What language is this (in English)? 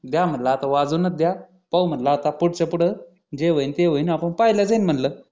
Marathi